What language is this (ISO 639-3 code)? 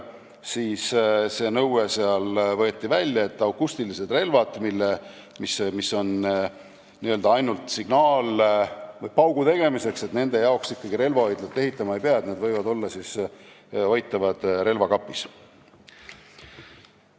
est